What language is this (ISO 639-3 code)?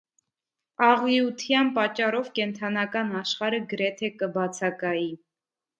hye